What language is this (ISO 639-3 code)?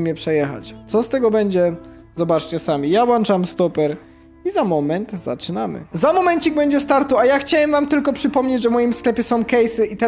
pol